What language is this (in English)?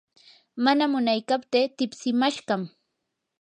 Yanahuanca Pasco Quechua